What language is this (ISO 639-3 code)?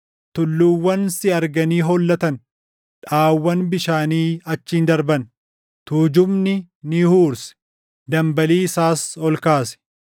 orm